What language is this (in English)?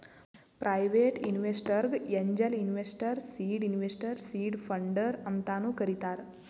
Kannada